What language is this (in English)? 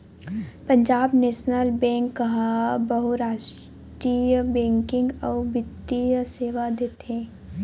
Chhattisgarhi